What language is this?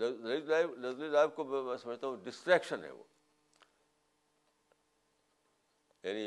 Urdu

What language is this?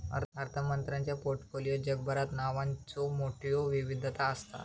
Marathi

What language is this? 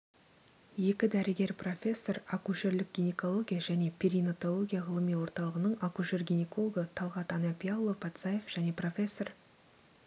Kazakh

